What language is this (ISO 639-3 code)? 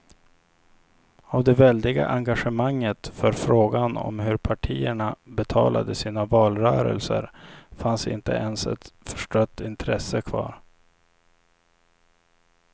swe